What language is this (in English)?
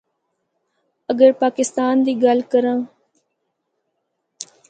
Northern Hindko